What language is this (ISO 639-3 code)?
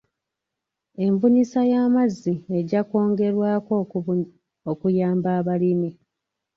lug